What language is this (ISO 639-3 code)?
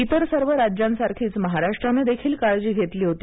mar